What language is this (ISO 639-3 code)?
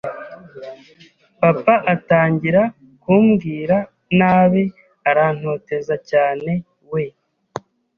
kin